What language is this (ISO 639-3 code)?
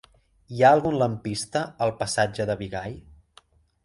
cat